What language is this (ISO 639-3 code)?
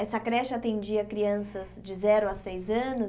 por